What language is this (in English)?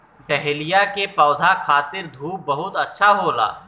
Bhojpuri